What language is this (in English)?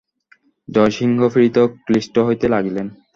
Bangla